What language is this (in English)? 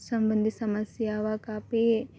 Sanskrit